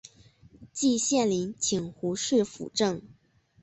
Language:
Chinese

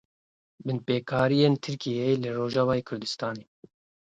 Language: Kurdish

